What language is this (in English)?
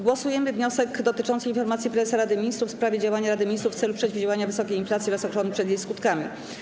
Polish